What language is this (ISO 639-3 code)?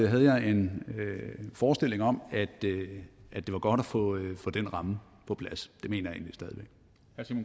dan